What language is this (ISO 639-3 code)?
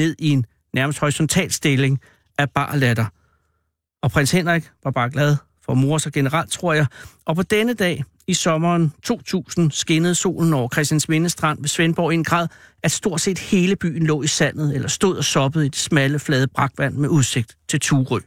dan